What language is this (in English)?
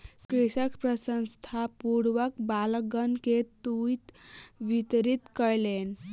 Maithili